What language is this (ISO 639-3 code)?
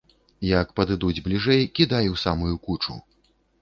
bel